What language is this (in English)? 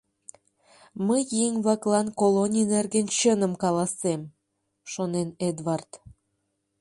Mari